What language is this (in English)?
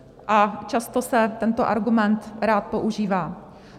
Czech